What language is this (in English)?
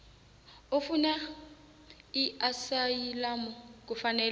South Ndebele